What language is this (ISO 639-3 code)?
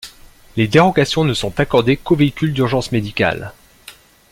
fra